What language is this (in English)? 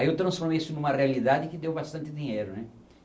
Portuguese